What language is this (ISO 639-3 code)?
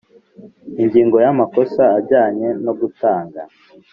kin